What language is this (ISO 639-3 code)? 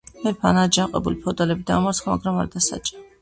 kat